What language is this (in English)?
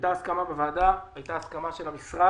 Hebrew